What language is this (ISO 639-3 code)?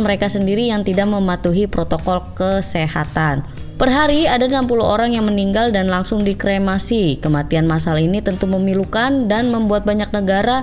ind